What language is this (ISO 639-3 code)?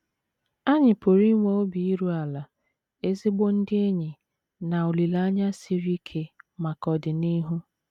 ibo